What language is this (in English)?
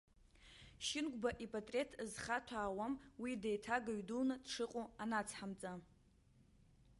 Abkhazian